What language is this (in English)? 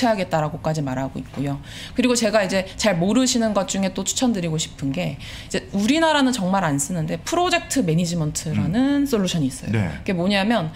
Korean